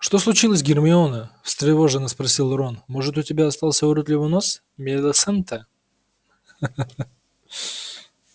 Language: Russian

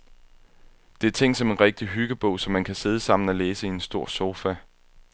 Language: Danish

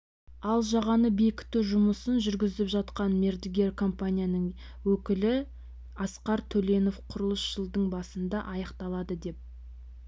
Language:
Kazakh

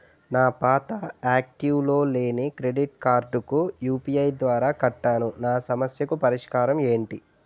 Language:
Telugu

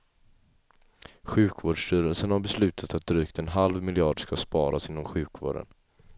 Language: Swedish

